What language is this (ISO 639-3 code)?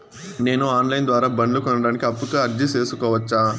tel